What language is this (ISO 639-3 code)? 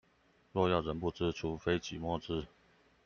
zho